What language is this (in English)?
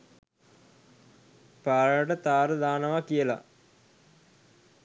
Sinhala